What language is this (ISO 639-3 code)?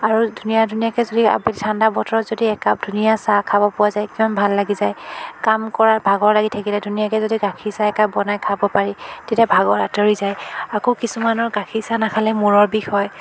asm